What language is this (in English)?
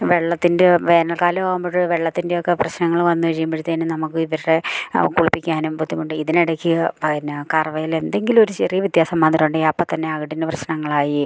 Malayalam